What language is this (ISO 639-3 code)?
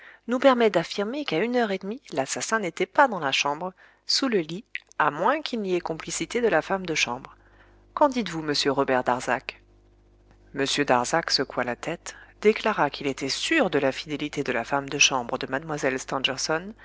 fra